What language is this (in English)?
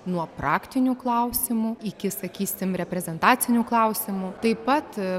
Lithuanian